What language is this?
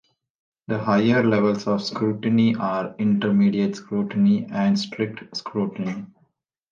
English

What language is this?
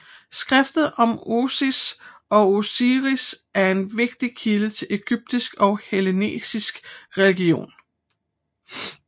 Danish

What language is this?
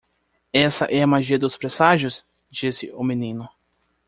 Portuguese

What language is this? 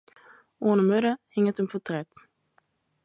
Western Frisian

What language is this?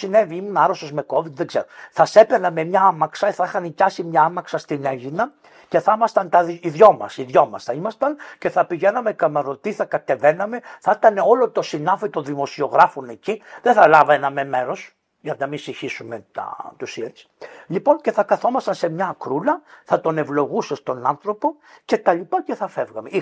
Greek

